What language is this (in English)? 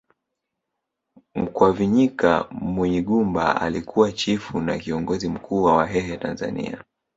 Swahili